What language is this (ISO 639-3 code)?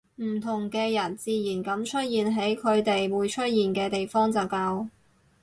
yue